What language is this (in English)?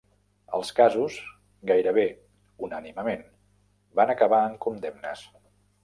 Catalan